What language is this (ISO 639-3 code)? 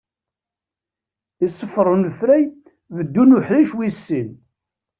kab